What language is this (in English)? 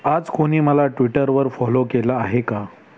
Marathi